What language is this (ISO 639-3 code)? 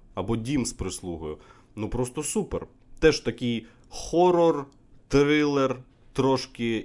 ukr